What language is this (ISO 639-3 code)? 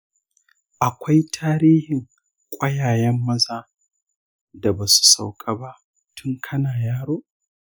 hau